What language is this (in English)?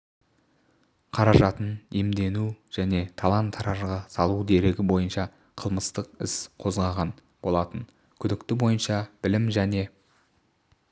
Kazakh